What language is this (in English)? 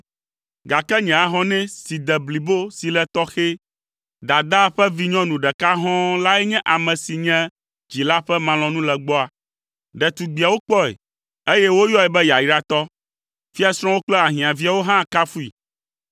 Ewe